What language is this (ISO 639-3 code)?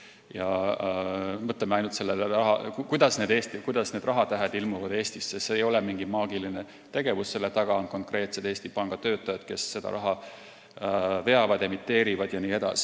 est